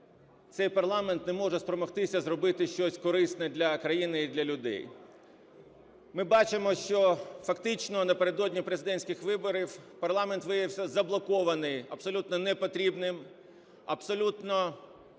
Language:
Ukrainian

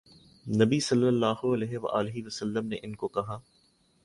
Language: Urdu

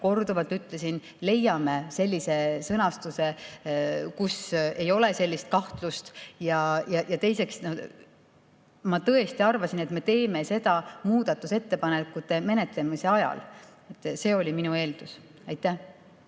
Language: Estonian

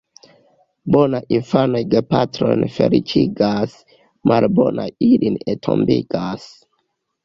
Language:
Esperanto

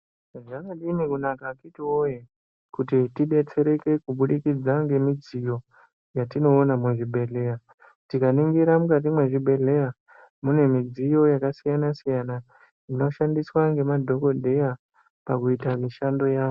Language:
Ndau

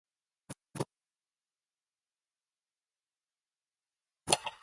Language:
English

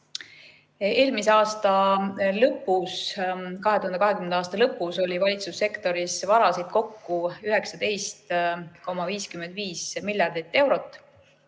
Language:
Estonian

